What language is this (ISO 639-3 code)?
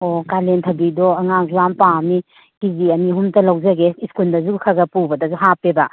mni